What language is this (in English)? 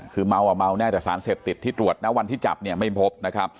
Thai